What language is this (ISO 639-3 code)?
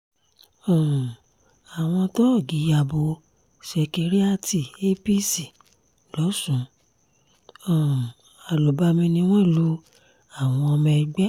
yor